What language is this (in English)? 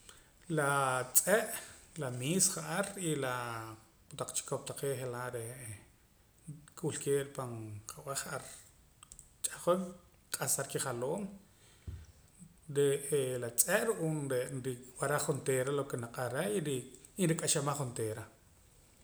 Poqomam